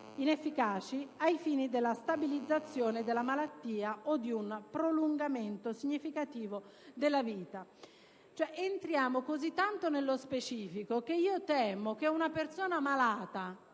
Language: Italian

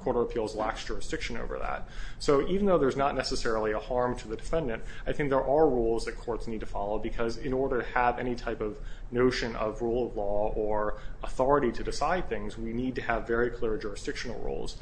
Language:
English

